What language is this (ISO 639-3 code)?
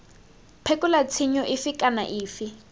tsn